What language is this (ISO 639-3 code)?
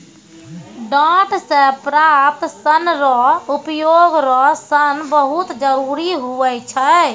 mai